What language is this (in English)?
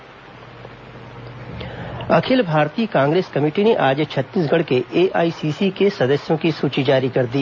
Hindi